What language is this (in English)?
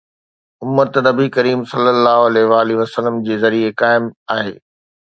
Sindhi